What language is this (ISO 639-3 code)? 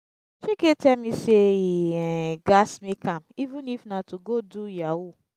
pcm